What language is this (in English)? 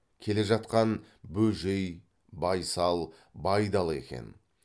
Kazakh